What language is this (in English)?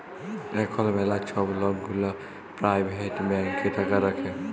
Bangla